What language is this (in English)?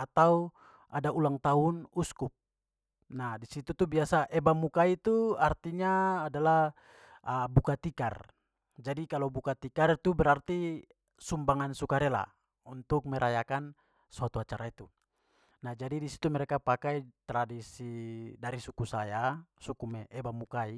Papuan Malay